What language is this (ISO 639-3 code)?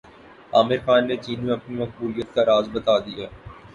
urd